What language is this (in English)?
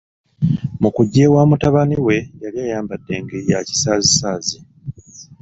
Ganda